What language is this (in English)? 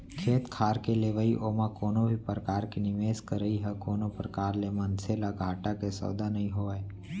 Chhattisgarhi